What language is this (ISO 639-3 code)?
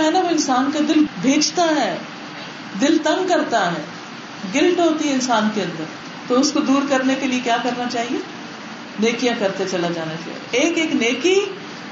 urd